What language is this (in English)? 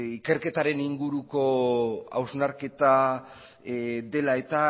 Basque